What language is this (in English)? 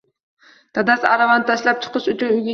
Uzbek